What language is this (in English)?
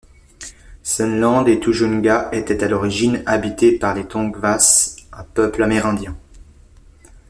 French